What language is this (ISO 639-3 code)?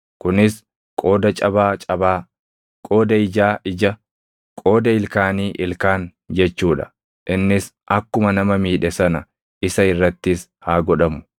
orm